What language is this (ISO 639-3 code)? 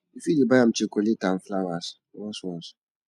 pcm